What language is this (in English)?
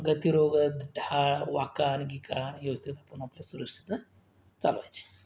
Marathi